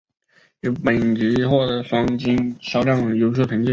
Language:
Chinese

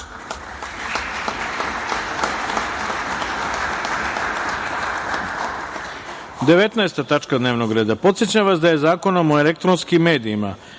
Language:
Serbian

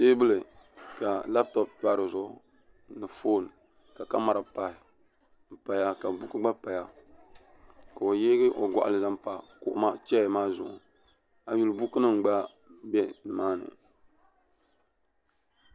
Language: Dagbani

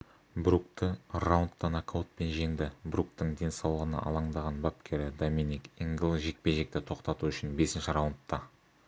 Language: Kazakh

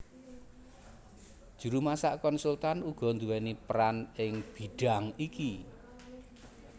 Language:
Javanese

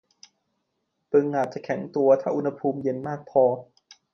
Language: Thai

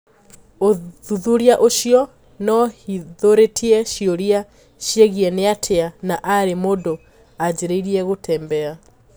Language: Kikuyu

